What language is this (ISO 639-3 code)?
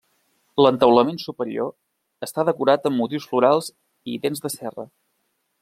cat